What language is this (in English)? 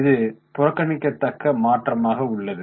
Tamil